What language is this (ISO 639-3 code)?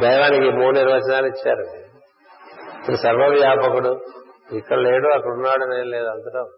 tel